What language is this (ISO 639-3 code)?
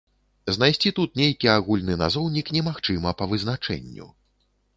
bel